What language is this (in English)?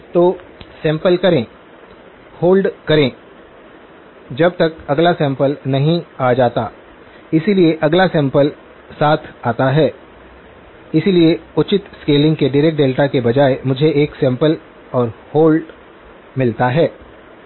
Hindi